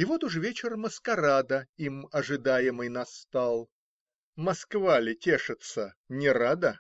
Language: Russian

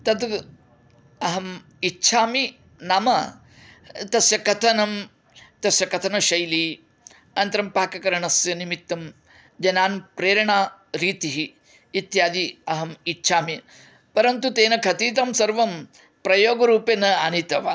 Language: Sanskrit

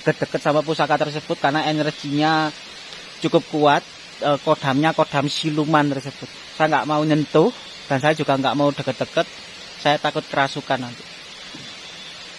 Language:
Indonesian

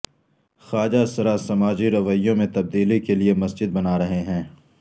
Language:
Urdu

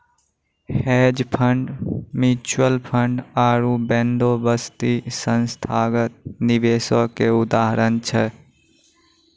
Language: Maithili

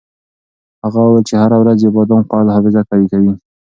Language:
Pashto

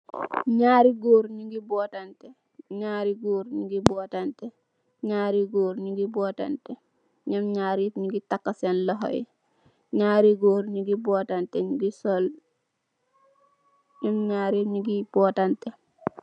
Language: Wolof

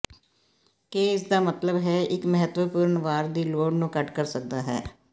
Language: Punjabi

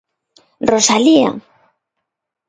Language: Galician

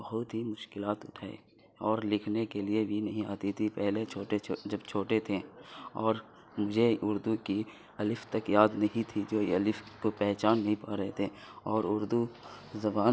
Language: Urdu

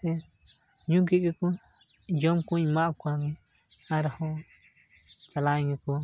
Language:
Santali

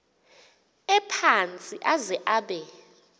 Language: Xhosa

